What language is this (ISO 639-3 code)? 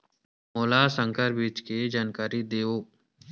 hne